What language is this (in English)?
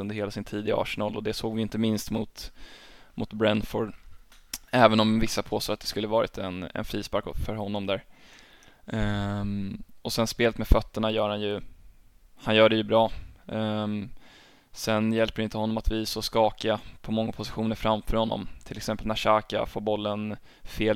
Swedish